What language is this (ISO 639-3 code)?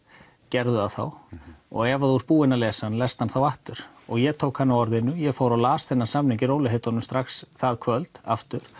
isl